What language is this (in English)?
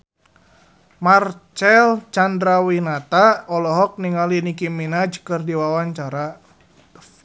Sundanese